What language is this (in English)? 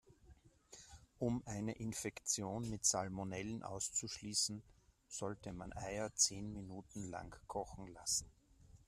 German